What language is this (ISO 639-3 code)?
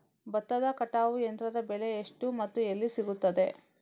kan